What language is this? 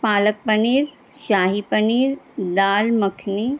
Urdu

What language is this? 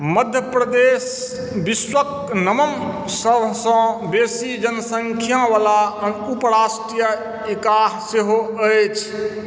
Maithili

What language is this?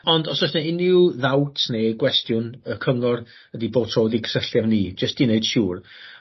Welsh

